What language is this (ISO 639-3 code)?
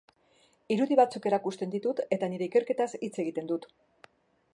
eus